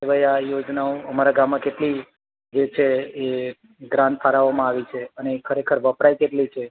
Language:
Gujarati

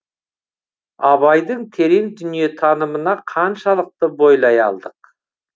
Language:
Kazakh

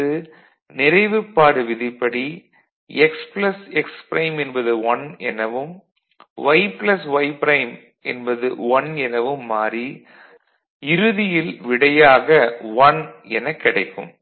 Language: Tamil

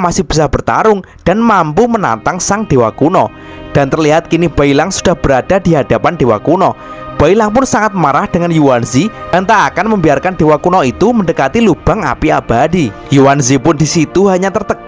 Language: Indonesian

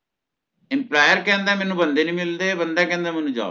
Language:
Punjabi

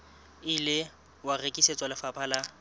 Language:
Southern Sotho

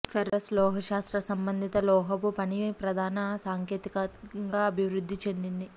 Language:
Telugu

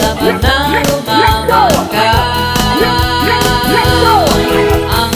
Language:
Indonesian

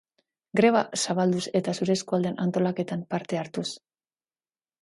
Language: Basque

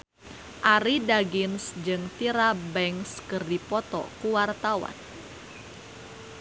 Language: Sundanese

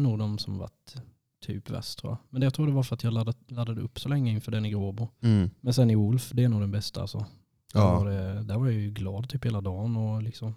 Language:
Swedish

